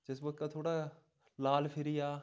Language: Dogri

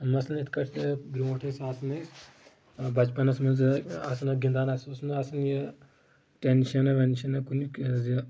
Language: Kashmiri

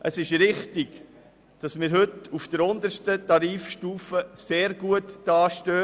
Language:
Swiss German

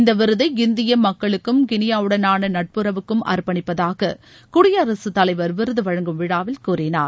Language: Tamil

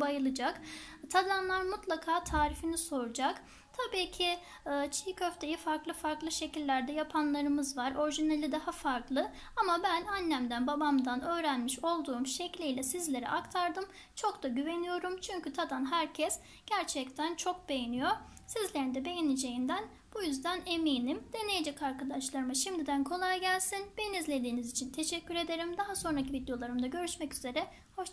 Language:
Turkish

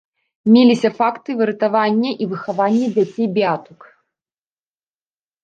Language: Belarusian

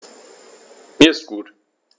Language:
German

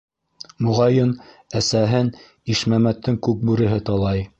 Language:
Bashkir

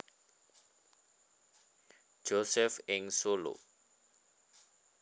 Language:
Javanese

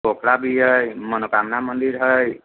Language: Maithili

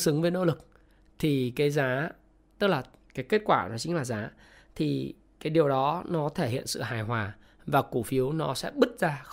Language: Vietnamese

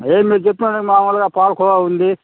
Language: Telugu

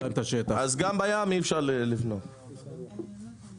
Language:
Hebrew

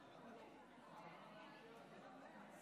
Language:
Hebrew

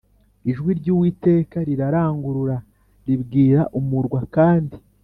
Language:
Kinyarwanda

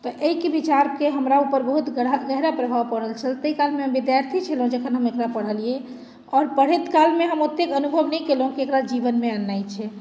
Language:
Maithili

